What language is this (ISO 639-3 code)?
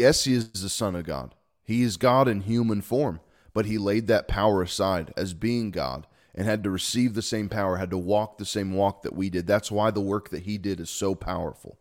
eng